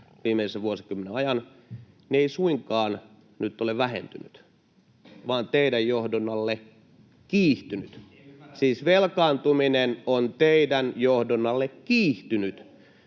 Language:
Finnish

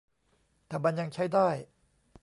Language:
Thai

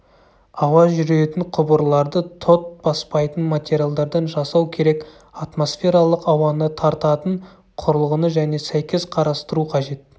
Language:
Kazakh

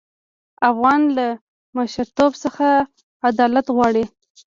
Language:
Pashto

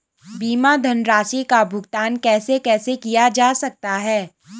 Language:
Hindi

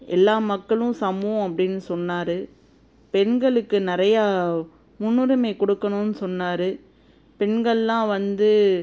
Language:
Tamil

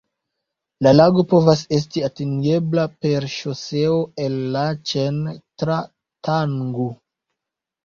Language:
Esperanto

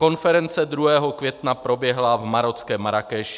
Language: Czech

